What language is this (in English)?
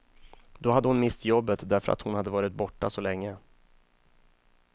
Swedish